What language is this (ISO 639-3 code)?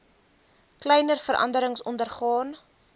afr